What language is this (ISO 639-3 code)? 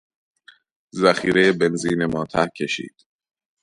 fas